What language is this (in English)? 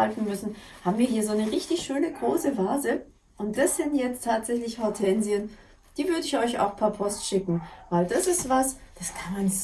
German